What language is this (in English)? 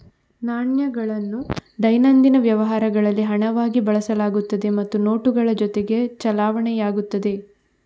Kannada